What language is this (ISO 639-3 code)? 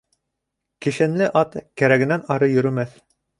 bak